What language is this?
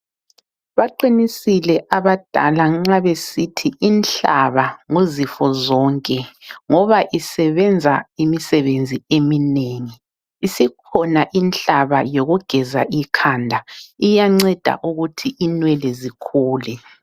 North Ndebele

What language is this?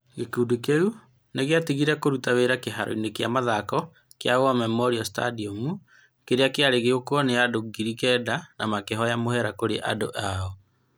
Kikuyu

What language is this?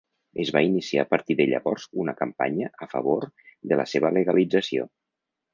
Catalan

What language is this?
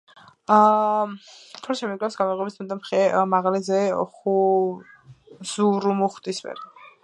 Georgian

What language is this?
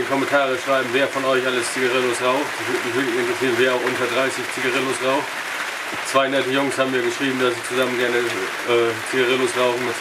German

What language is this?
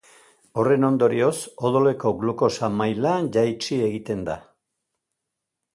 Basque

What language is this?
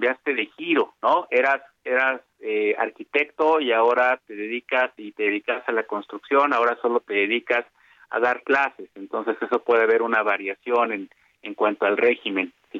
Spanish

